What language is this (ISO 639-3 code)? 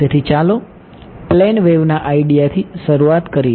guj